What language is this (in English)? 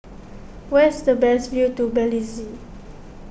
English